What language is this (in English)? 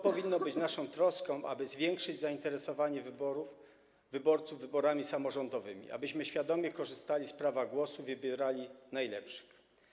Polish